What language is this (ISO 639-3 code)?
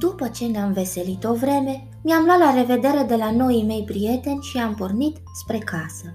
ron